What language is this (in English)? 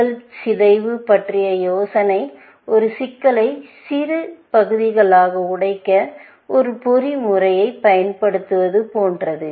Tamil